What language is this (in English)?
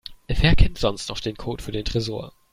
German